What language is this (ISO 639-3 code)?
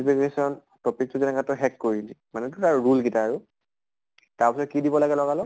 asm